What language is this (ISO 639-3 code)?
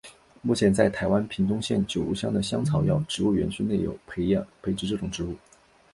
zho